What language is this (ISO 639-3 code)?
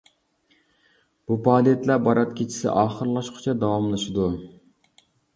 uig